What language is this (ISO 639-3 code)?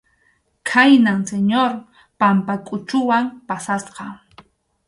qxu